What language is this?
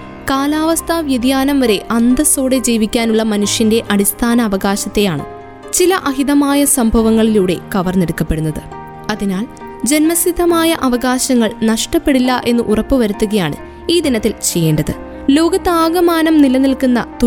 Malayalam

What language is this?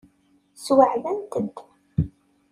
Kabyle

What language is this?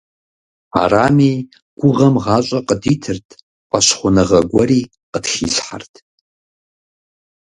Kabardian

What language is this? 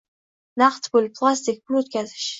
Uzbek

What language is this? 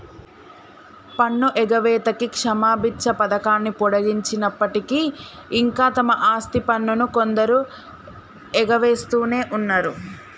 Telugu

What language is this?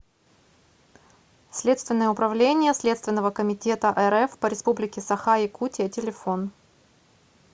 Russian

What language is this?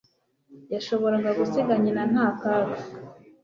Kinyarwanda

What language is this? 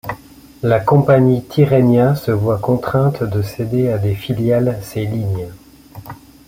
French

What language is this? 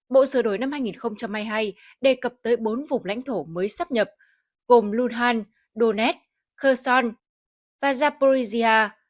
Vietnamese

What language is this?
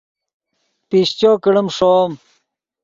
Yidgha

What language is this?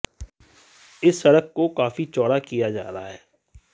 Hindi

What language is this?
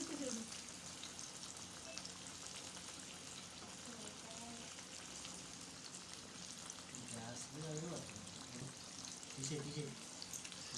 Telugu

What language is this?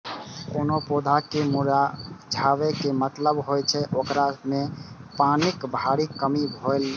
Maithili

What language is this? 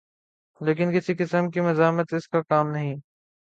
Urdu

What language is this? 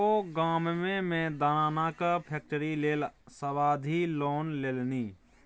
Maithili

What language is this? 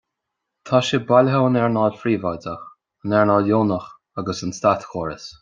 Irish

